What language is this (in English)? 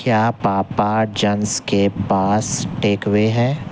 Urdu